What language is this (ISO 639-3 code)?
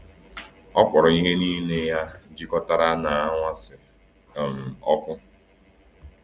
ibo